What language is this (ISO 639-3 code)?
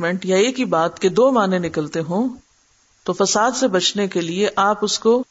urd